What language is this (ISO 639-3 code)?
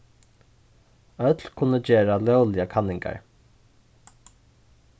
fao